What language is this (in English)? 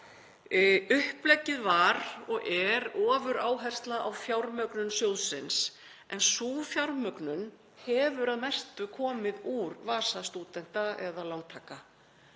Icelandic